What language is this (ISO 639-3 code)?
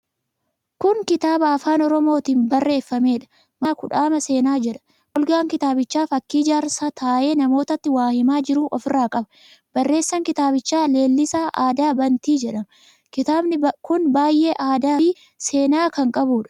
orm